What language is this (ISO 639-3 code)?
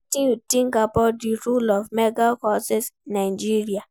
pcm